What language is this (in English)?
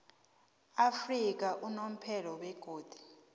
South Ndebele